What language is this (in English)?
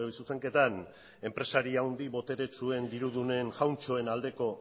Basque